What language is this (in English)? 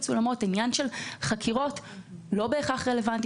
Hebrew